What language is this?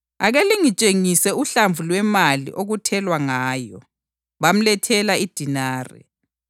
North Ndebele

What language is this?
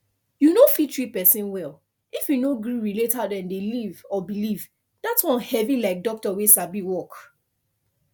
Nigerian Pidgin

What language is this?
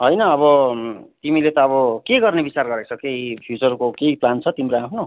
Nepali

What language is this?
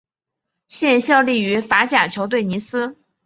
Chinese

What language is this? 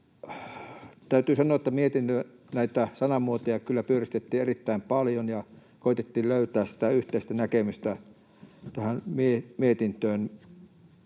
Finnish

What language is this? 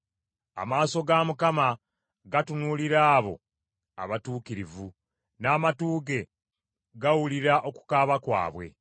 Ganda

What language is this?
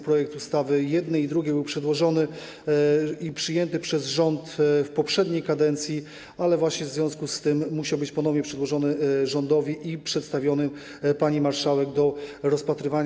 Polish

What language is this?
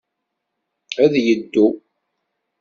Kabyle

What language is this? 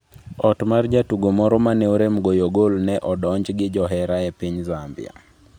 Luo (Kenya and Tanzania)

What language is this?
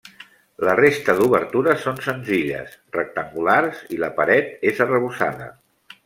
Catalan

